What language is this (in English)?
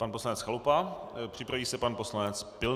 Czech